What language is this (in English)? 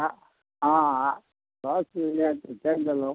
Maithili